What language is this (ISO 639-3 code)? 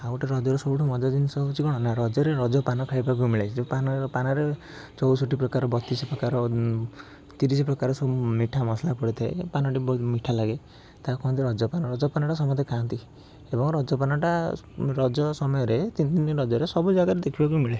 ori